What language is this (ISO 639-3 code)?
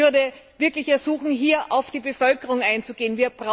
deu